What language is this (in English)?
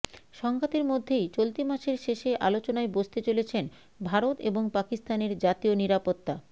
Bangla